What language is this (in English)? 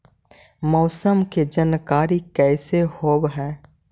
Magahi